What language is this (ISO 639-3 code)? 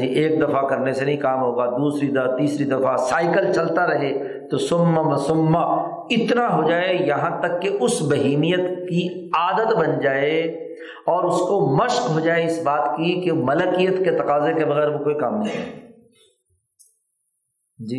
urd